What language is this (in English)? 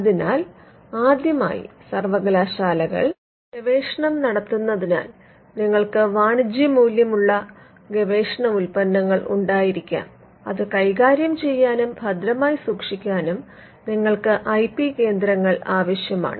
Malayalam